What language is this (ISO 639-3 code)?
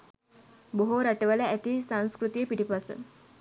sin